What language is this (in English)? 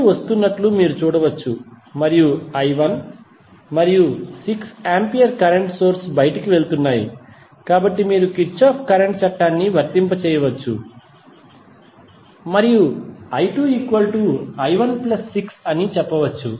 Telugu